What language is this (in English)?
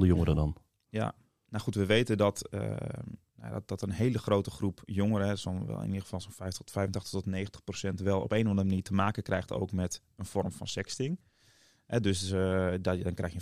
Dutch